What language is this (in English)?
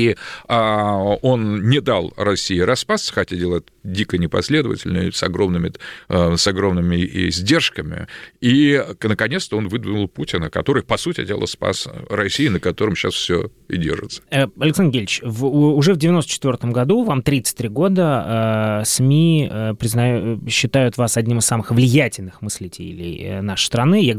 Russian